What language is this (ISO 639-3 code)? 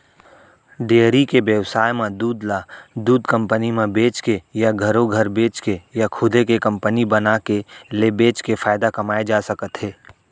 hne